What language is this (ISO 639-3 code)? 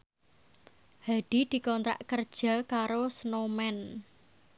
jav